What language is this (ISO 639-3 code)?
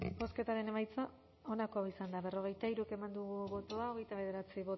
eus